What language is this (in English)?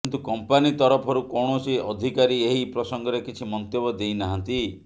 Odia